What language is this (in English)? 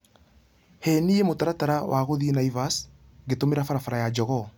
Kikuyu